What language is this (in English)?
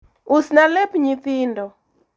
Luo (Kenya and Tanzania)